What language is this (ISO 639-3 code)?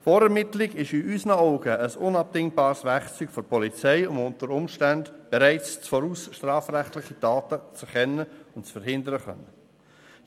gsw